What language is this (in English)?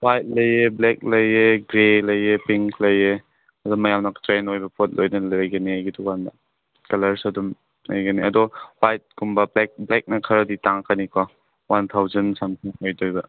Manipuri